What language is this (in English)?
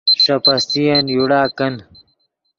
Yidgha